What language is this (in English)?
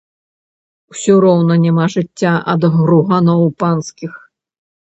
Belarusian